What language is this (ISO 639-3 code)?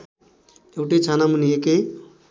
nep